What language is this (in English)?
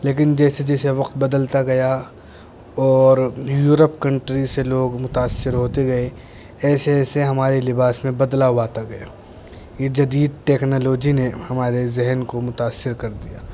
Urdu